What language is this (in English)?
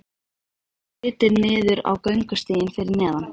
Icelandic